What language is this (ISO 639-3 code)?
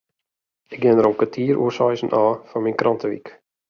fry